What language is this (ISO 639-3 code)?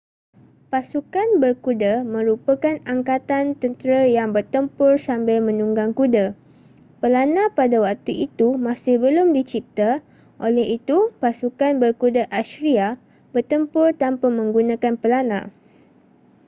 msa